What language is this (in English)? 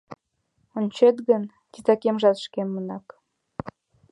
Mari